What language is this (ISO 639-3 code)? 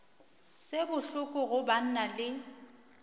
nso